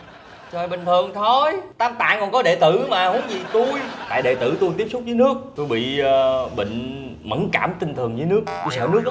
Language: Vietnamese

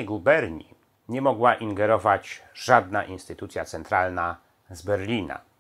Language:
Polish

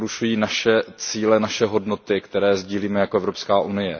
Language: Czech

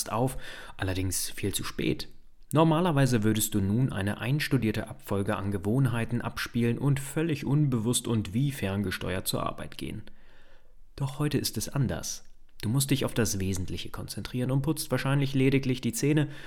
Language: German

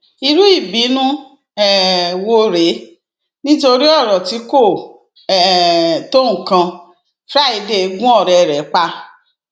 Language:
Yoruba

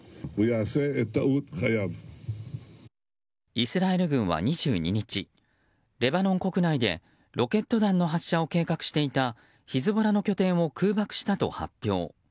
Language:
Japanese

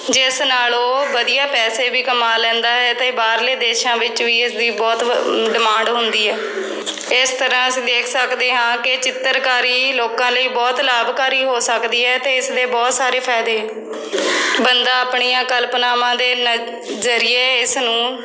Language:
Punjabi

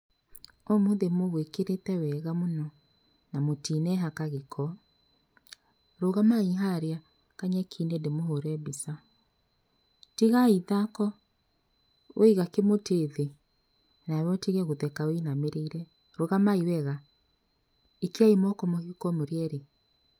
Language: Kikuyu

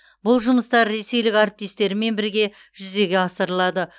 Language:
Kazakh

